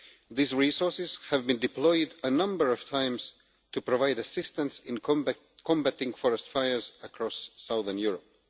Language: English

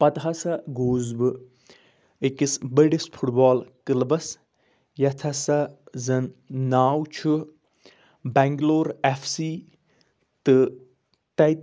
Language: Kashmiri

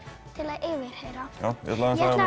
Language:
Icelandic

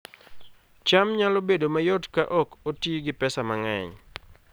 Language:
Luo (Kenya and Tanzania)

